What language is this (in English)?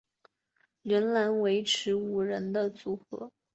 Chinese